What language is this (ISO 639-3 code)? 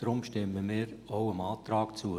gsw